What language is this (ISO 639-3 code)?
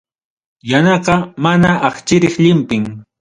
quy